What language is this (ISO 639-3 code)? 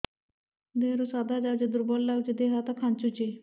ori